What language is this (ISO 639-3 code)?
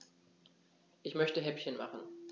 deu